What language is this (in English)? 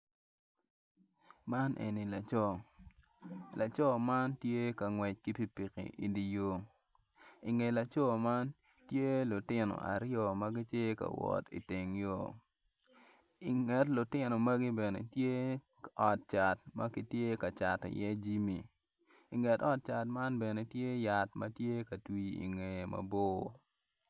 Acoli